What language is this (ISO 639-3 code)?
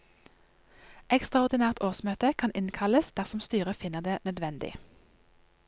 nor